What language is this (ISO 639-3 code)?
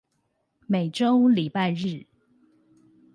zho